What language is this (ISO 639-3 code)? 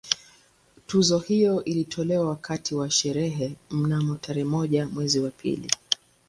swa